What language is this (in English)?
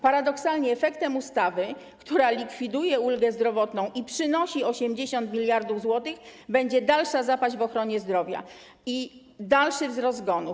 Polish